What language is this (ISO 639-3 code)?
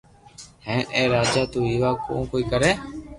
lrk